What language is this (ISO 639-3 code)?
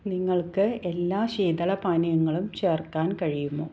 mal